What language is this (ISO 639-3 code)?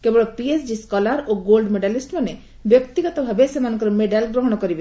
ori